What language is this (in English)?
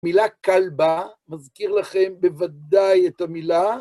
Hebrew